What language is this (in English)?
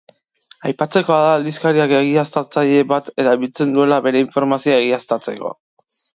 Basque